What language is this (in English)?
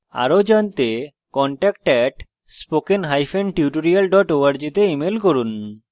Bangla